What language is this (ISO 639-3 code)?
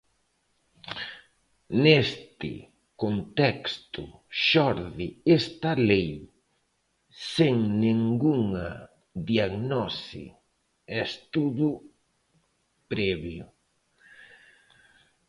glg